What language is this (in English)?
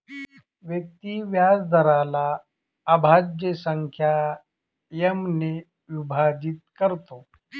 Marathi